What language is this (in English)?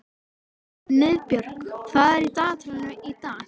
Icelandic